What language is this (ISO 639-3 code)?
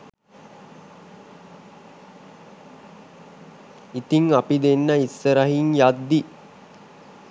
sin